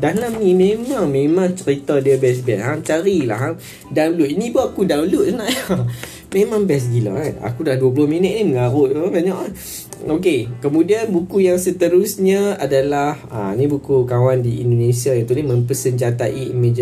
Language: Malay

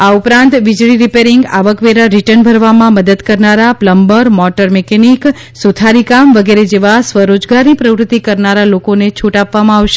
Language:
Gujarati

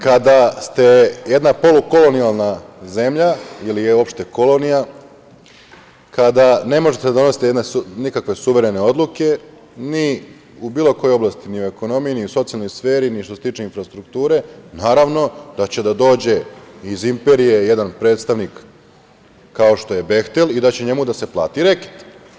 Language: Serbian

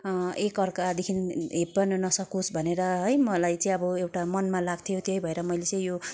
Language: Nepali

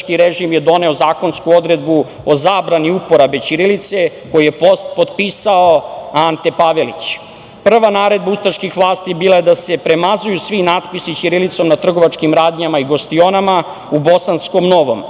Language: Serbian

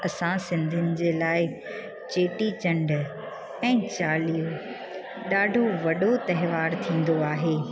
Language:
Sindhi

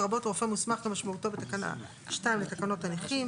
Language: Hebrew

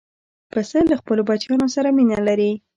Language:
Pashto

